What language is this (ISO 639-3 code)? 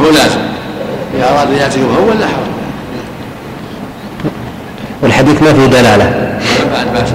ara